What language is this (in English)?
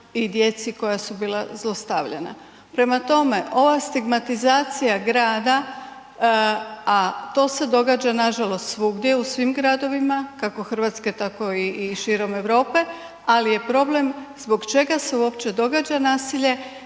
Croatian